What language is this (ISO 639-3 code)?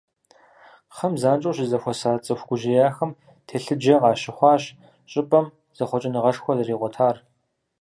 kbd